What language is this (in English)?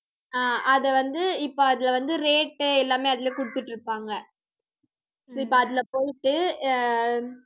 Tamil